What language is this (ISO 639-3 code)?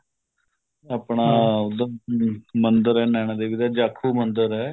pan